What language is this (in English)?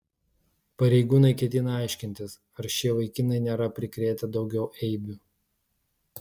Lithuanian